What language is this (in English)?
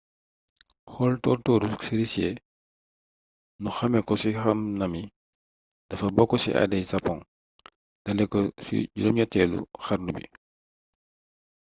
Wolof